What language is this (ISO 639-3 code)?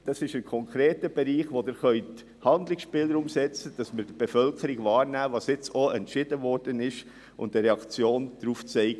gsw